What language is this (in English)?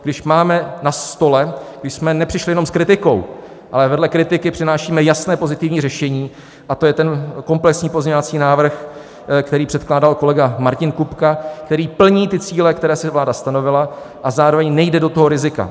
Czech